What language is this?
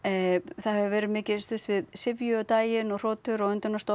Icelandic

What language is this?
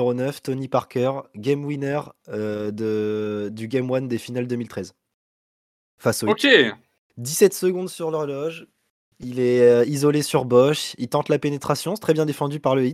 French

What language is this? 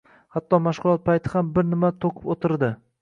Uzbek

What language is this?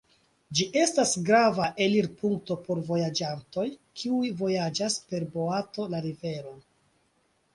Esperanto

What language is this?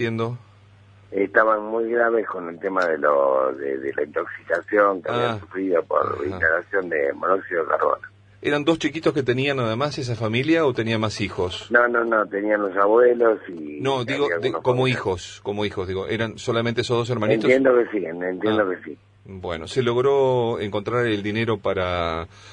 Spanish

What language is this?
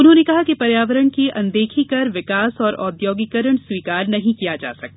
Hindi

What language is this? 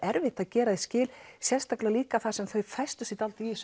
Icelandic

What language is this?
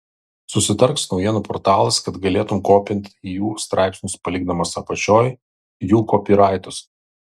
Lithuanian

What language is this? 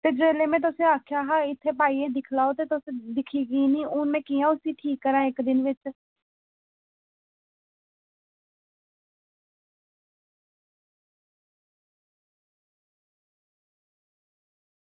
Dogri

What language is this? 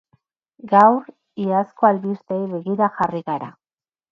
Basque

